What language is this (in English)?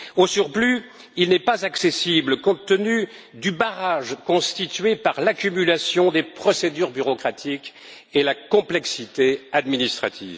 French